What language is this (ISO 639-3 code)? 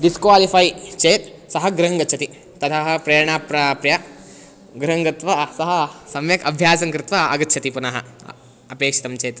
san